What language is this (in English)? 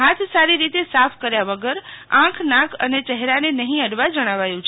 Gujarati